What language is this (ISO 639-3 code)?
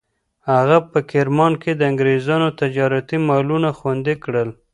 pus